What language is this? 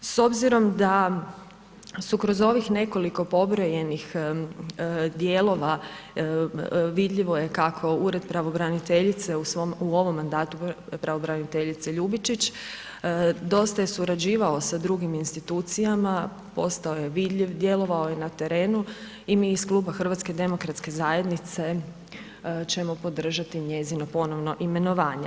Croatian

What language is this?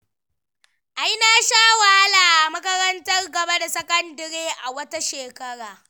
Hausa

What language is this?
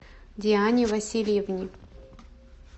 Russian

